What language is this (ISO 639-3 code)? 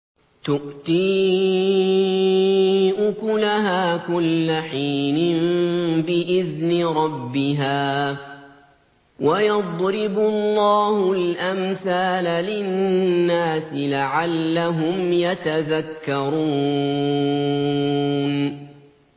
ara